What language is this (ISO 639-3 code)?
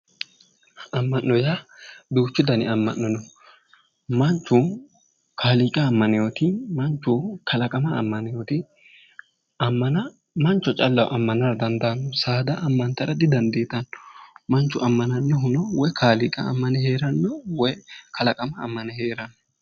sid